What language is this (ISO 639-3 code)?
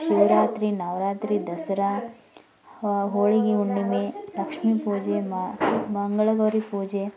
kan